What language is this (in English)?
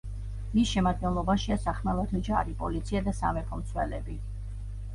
Georgian